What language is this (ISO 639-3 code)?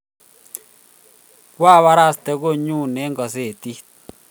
kln